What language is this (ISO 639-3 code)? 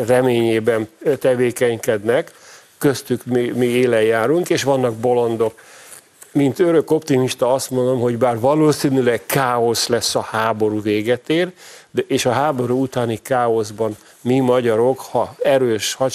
hun